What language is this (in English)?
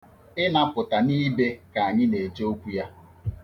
Igbo